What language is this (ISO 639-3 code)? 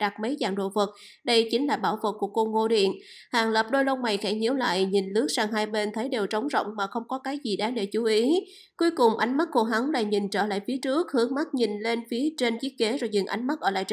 vie